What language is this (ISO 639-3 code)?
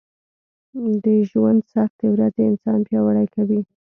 pus